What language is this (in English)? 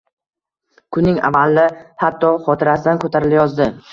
Uzbek